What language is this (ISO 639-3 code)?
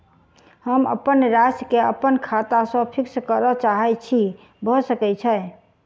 mai